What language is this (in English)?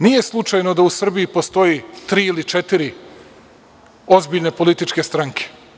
Serbian